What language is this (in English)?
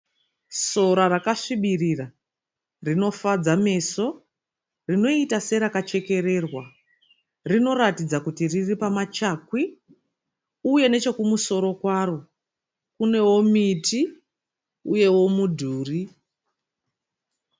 Shona